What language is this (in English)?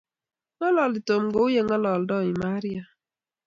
Kalenjin